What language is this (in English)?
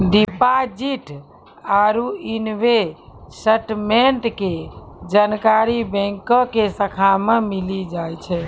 Maithili